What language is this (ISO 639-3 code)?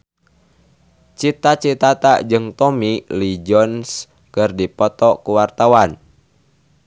sun